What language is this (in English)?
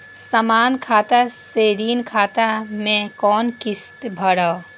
Maithili